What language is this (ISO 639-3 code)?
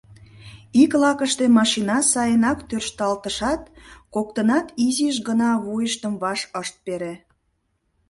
chm